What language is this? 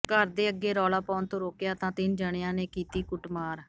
Punjabi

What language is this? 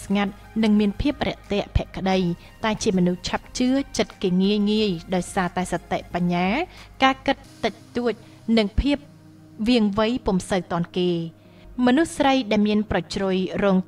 Thai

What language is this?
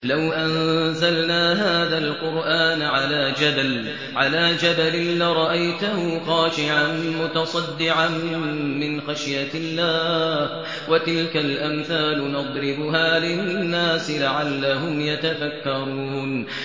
Arabic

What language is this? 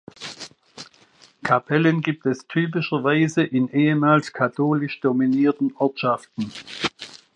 German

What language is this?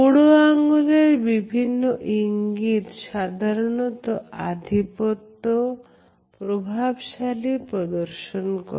Bangla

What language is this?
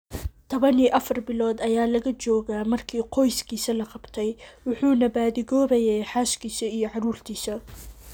Somali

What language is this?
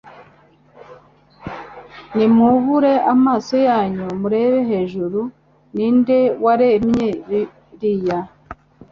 Kinyarwanda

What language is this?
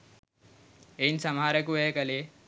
Sinhala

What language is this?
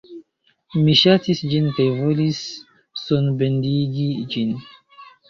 Esperanto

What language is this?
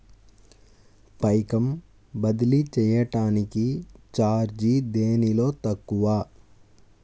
Telugu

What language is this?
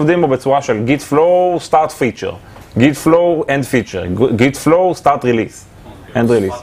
Hebrew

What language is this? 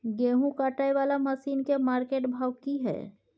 Maithili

